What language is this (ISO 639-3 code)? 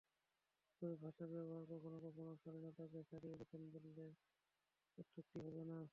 ben